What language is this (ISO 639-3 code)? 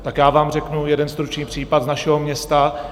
ces